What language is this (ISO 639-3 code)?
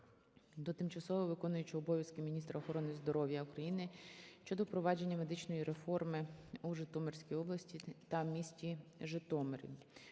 ukr